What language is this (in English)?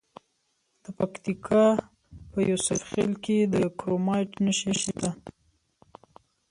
Pashto